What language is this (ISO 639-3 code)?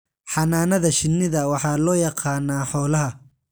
som